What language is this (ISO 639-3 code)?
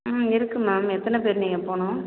tam